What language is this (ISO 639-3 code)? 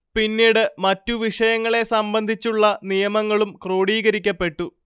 mal